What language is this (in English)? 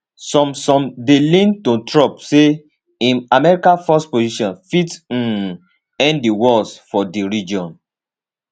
Nigerian Pidgin